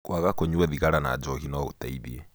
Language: Kikuyu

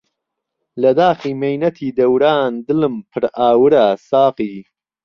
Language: Central Kurdish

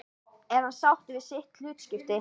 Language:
Icelandic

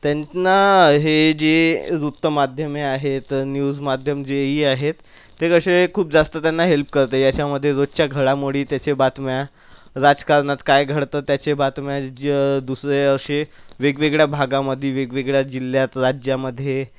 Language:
Marathi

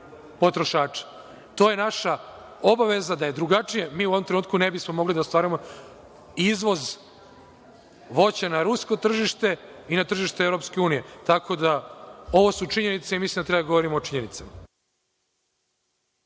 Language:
Serbian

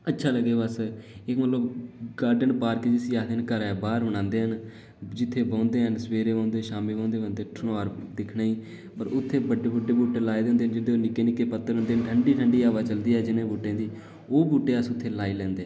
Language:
Dogri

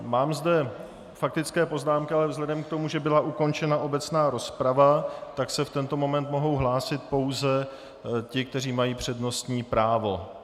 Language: Czech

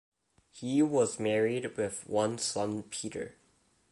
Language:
English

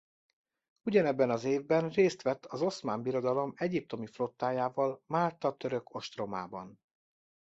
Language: Hungarian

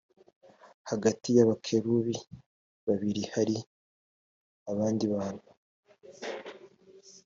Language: Kinyarwanda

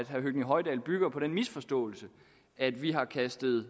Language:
Danish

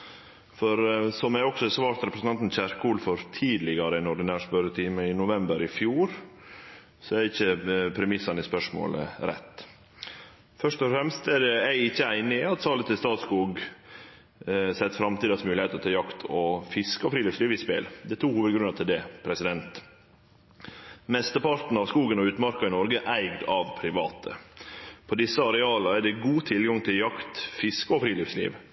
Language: Norwegian Nynorsk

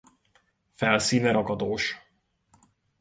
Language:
Hungarian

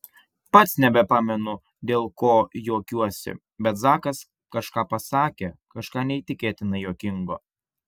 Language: Lithuanian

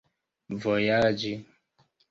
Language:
Esperanto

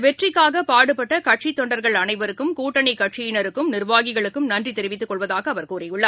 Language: Tamil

